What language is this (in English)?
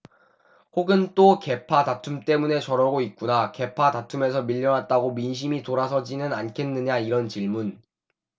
Korean